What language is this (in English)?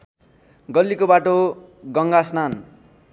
Nepali